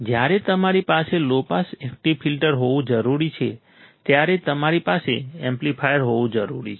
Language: Gujarati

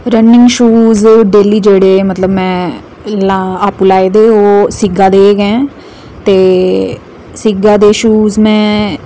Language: Dogri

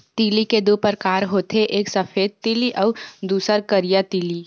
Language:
Chhattisgarhi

